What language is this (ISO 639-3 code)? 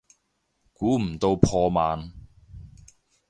yue